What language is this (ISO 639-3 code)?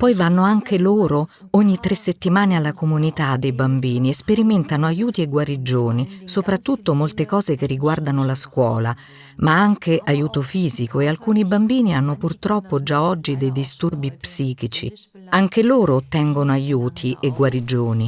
ita